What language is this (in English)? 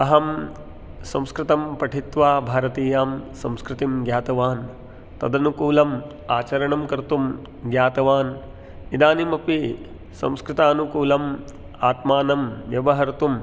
Sanskrit